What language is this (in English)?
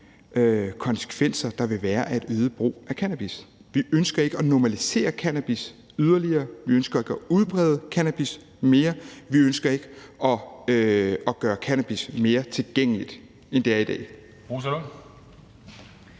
Danish